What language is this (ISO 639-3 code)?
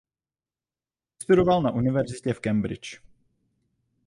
ces